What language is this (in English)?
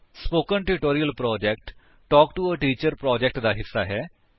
Punjabi